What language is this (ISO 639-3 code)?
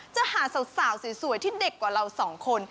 tha